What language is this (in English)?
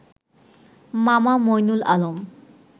Bangla